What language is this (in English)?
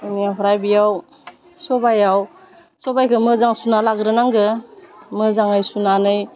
Bodo